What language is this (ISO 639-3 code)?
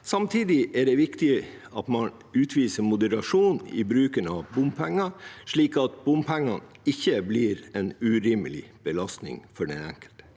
nor